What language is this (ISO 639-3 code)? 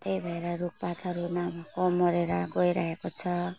nep